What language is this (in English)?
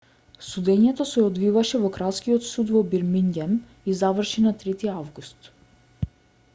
Macedonian